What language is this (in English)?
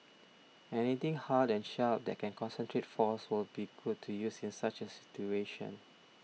English